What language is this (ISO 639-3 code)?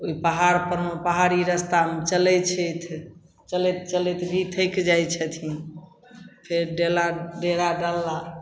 mai